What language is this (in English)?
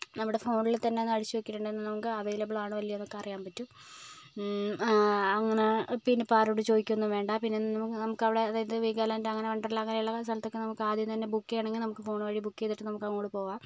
Malayalam